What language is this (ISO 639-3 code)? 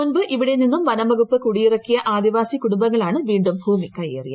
mal